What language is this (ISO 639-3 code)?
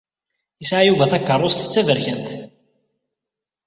kab